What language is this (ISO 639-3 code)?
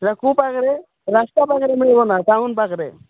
ori